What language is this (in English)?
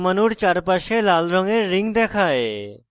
Bangla